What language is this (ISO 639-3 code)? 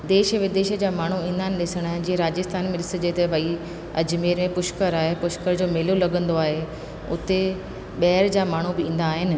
snd